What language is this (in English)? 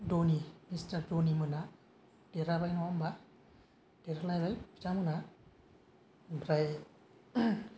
Bodo